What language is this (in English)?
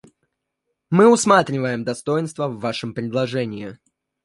Russian